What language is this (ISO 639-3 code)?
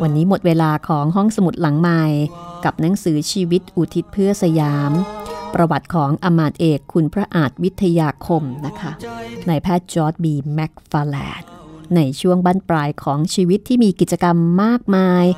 tha